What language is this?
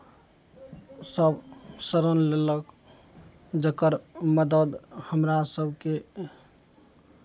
Maithili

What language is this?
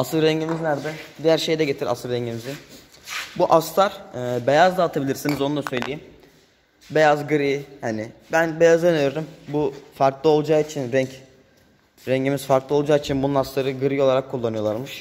Turkish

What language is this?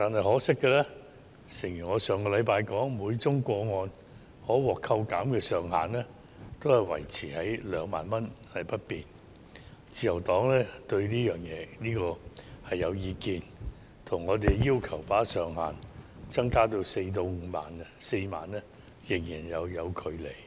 Cantonese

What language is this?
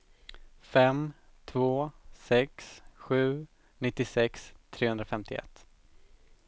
Swedish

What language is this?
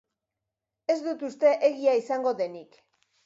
Basque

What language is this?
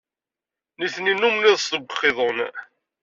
Kabyle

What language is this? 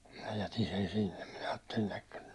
Finnish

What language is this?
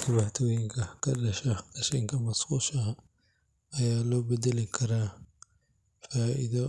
Somali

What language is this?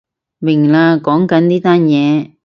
Cantonese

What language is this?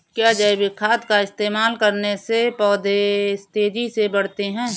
Hindi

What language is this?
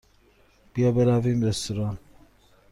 Persian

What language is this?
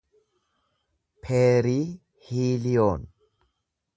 Oromo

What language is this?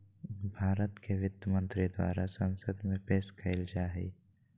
Magahi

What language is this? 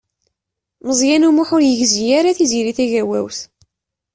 Kabyle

